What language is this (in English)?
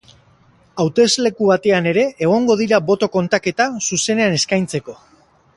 Basque